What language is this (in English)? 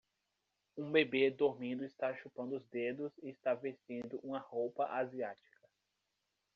Portuguese